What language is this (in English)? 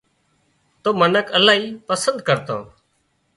Wadiyara Koli